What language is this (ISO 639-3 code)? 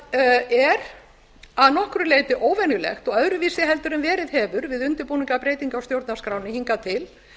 isl